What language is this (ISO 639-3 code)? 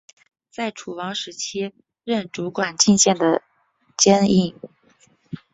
zho